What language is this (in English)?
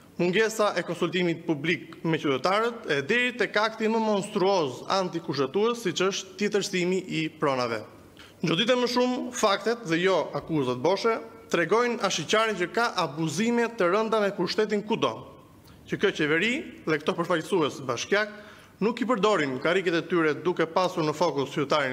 Romanian